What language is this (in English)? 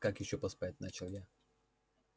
Russian